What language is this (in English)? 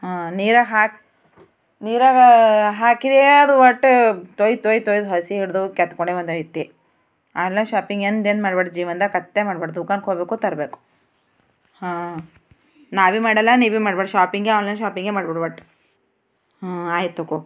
Kannada